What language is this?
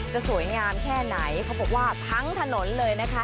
Thai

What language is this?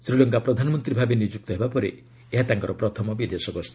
Odia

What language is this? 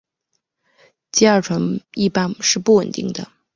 Chinese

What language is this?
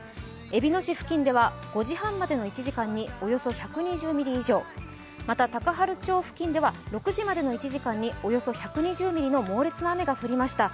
Japanese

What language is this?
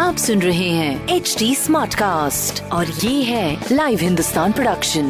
Hindi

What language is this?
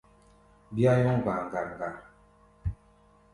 Gbaya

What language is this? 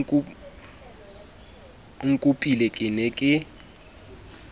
Southern Sotho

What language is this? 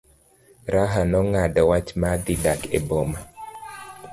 Luo (Kenya and Tanzania)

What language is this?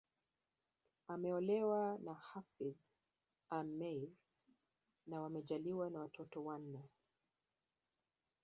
Swahili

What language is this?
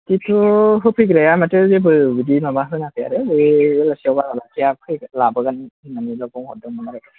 Bodo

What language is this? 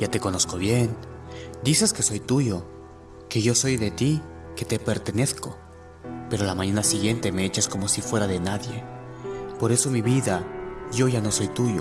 Spanish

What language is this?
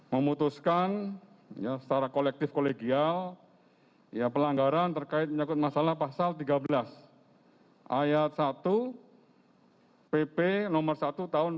Indonesian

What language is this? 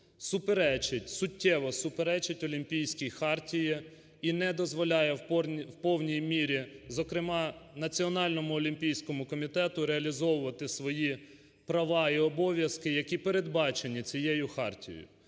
Ukrainian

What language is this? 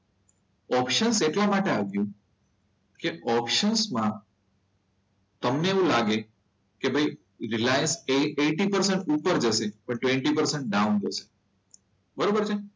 Gujarati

